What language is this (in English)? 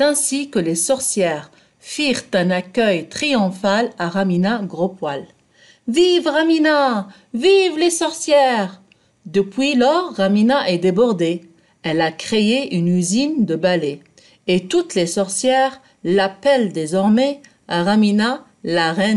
French